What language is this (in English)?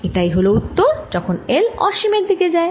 Bangla